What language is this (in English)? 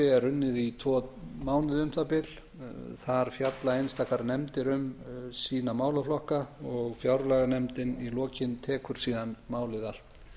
Icelandic